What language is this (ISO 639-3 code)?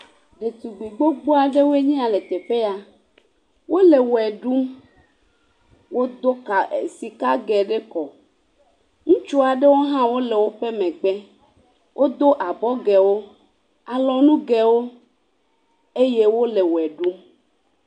ewe